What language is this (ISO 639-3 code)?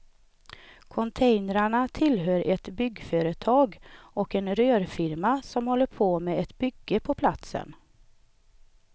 swe